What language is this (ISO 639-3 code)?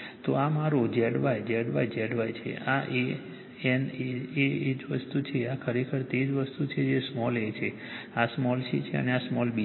guj